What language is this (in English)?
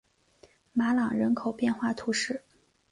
Chinese